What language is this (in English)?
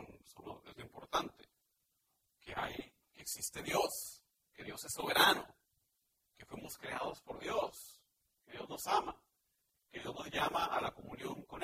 Spanish